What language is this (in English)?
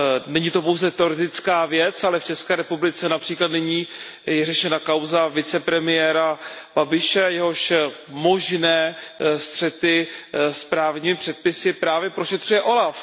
Czech